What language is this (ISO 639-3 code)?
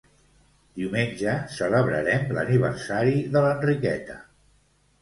cat